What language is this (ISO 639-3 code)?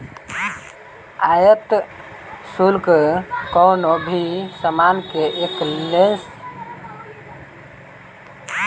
bho